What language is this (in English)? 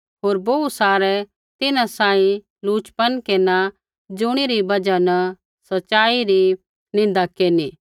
Kullu Pahari